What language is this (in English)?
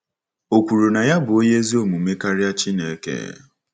Igbo